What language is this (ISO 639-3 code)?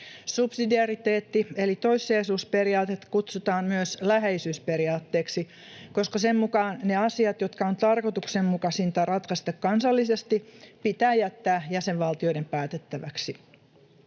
fin